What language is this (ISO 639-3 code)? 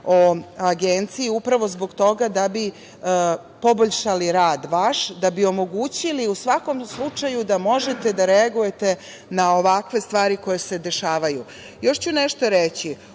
srp